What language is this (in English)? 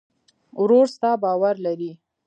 Pashto